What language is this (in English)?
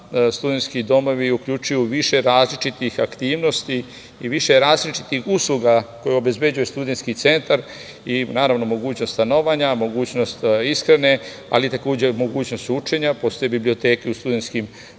Serbian